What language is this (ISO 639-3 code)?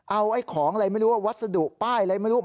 tha